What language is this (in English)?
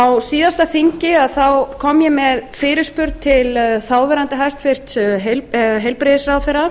Icelandic